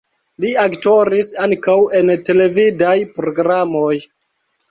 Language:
Esperanto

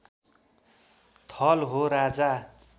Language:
Nepali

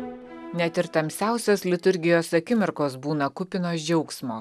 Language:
Lithuanian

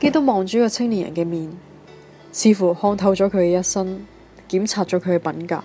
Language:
Chinese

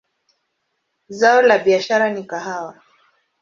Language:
Swahili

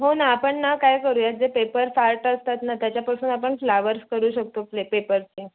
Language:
Marathi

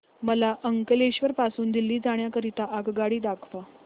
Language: Marathi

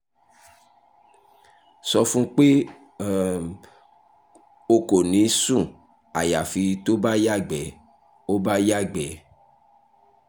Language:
Yoruba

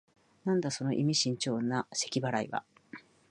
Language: Japanese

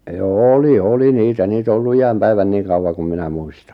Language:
Finnish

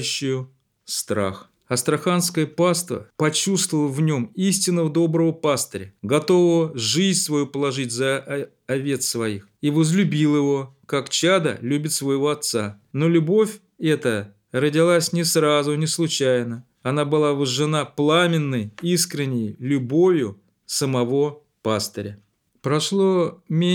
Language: Russian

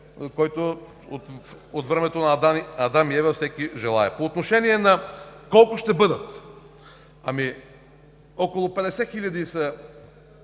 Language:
Bulgarian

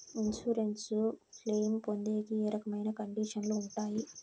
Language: Telugu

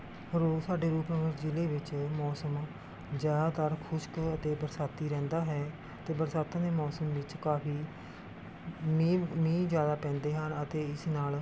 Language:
Punjabi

